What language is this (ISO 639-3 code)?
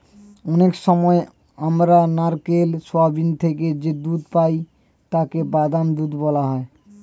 ben